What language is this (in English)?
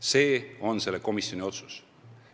Estonian